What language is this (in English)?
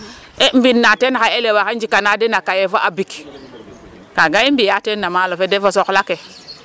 Serer